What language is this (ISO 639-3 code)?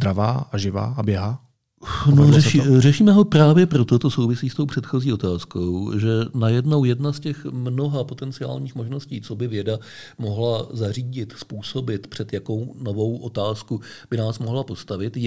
ces